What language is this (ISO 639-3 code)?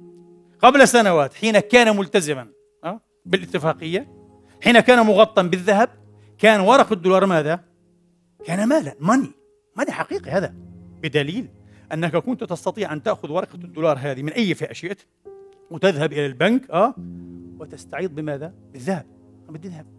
ara